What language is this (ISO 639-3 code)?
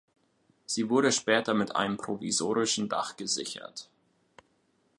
deu